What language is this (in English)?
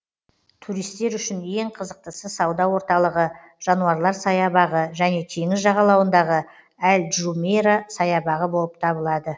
Kazakh